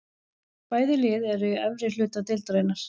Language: Icelandic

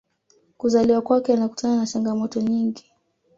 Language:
Swahili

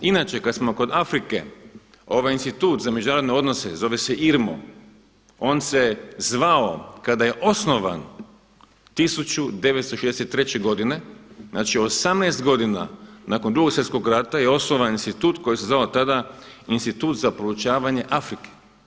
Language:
Croatian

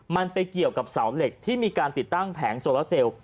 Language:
Thai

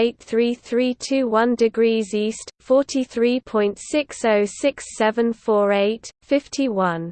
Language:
English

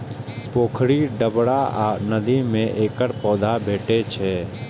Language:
Maithili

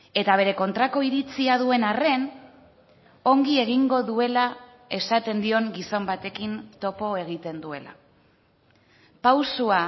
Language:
Basque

